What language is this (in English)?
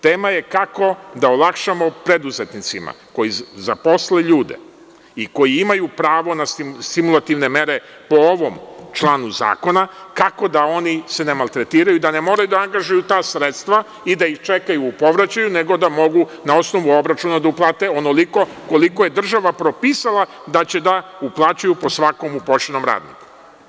Serbian